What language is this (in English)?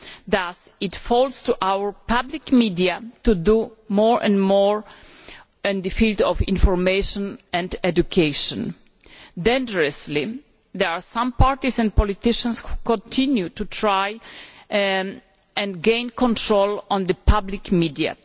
English